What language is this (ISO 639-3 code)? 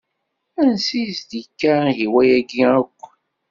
kab